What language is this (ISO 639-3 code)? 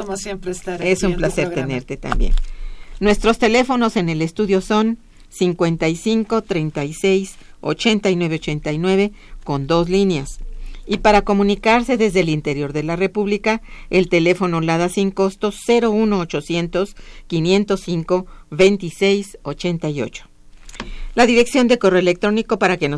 spa